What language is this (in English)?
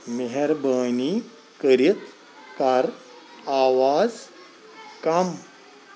Kashmiri